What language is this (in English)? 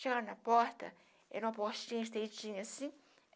Portuguese